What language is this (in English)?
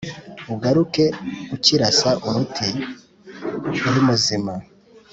Kinyarwanda